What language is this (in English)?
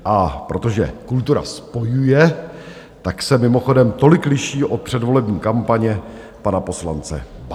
Czech